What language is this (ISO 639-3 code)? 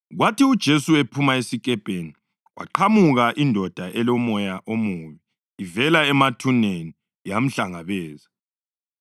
nde